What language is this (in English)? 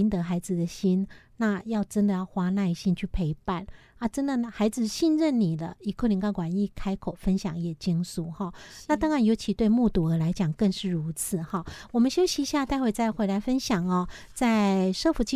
Chinese